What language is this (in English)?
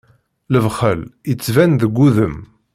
Kabyle